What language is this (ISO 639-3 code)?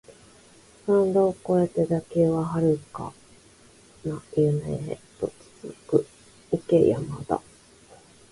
jpn